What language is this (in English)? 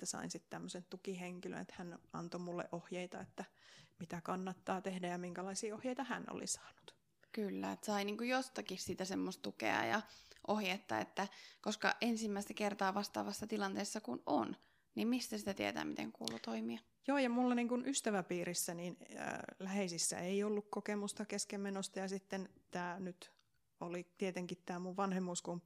Finnish